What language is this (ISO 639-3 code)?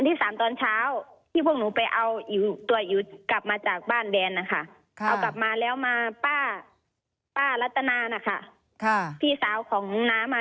tha